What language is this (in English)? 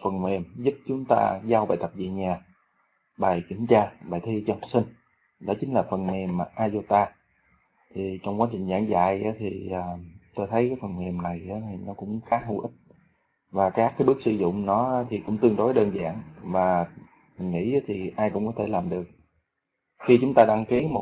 Vietnamese